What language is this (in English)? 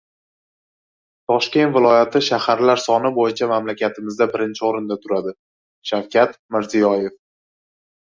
Uzbek